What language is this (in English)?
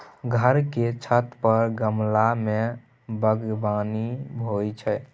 Maithili